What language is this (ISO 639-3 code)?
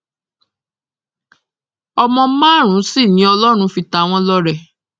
yor